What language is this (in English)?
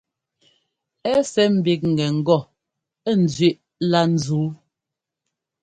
Ngomba